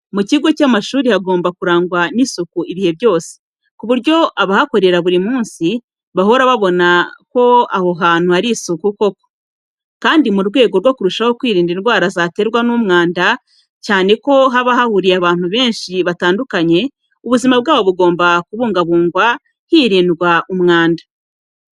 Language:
Kinyarwanda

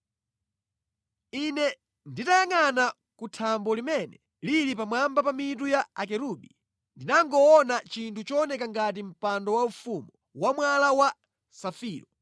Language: Nyanja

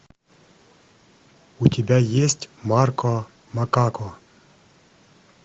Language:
Russian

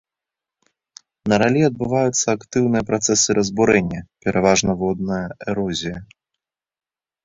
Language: Belarusian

